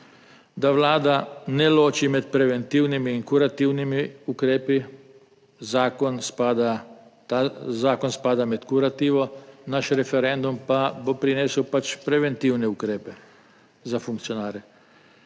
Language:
Slovenian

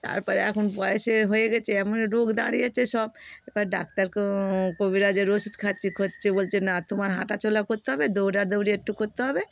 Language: Bangla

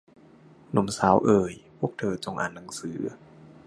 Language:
Thai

